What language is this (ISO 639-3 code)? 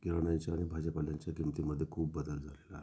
mar